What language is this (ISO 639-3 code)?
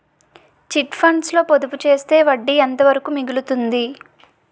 tel